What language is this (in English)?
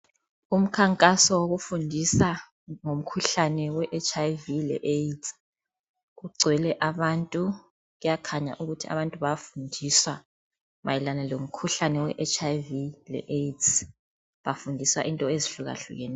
North Ndebele